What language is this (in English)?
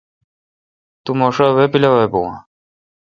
Kalkoti